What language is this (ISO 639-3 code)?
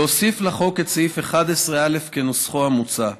heb